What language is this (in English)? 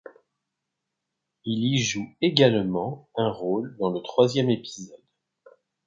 French